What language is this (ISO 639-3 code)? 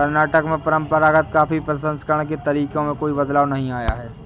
hin